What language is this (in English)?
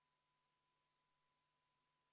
Estonian